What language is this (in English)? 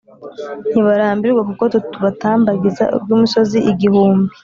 Kinyarwanda